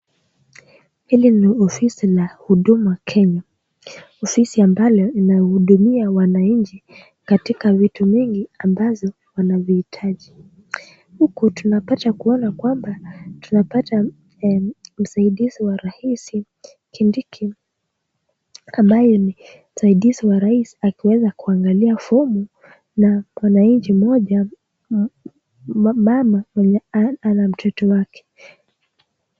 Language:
Swahili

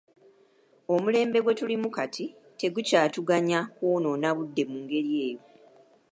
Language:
Ganda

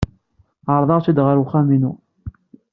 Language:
Kabyle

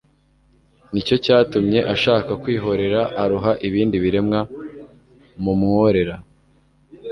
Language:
Kinyarwanda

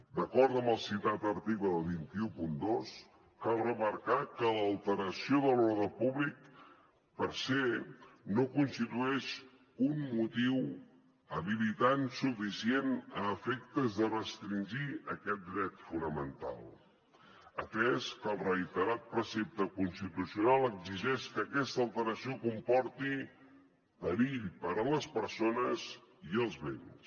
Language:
Catalan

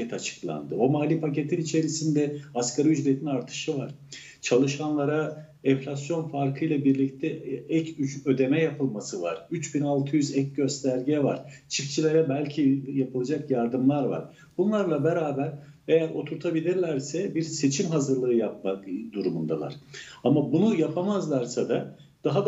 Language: Turkish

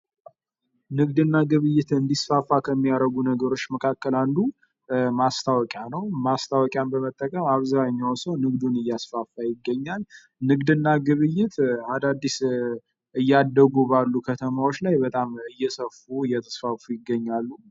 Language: Amharic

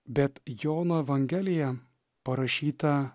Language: Lithuanian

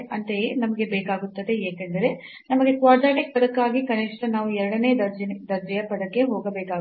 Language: Kannada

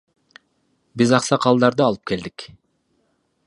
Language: Kyrgyz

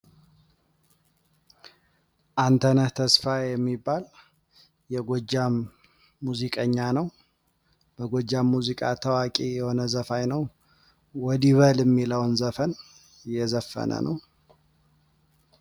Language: Amharic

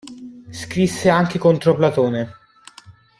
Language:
Italian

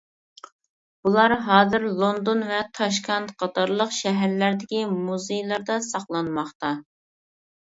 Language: Uyghur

